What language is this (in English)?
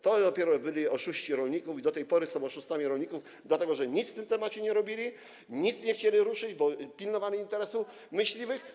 Polish